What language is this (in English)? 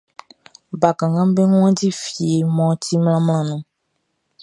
Baoulé